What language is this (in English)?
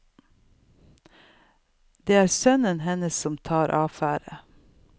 Norwegian